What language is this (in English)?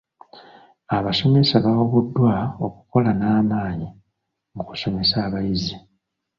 Ganda